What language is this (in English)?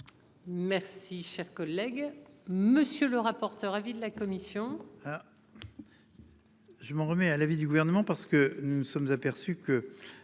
French